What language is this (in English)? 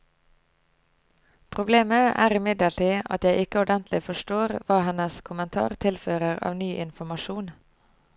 Norwegian